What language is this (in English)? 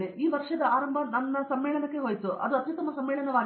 Kannada